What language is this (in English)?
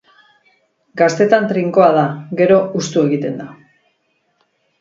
Basque